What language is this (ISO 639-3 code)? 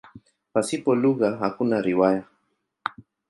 swa